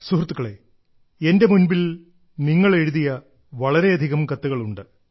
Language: Malayalam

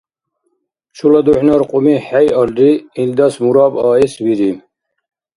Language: Dargwa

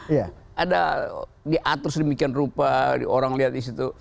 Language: Indonesian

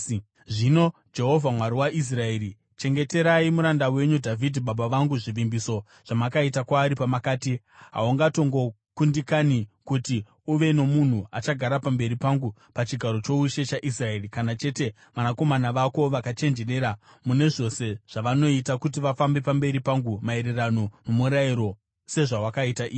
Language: Shona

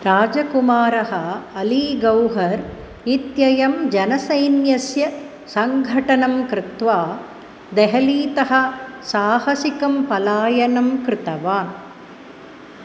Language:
Sanskrit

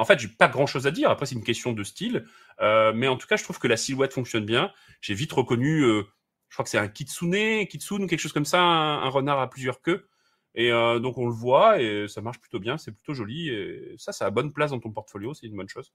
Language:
French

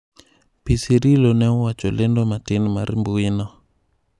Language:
Luo (Kenya and Tanzania)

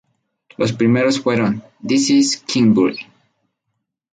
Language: Spanish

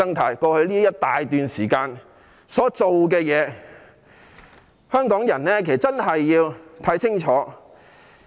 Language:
Cantonese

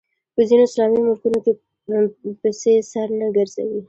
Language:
Pashto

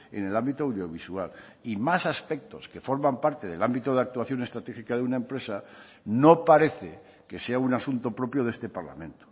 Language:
Spanish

